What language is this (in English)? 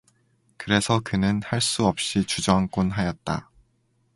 Korean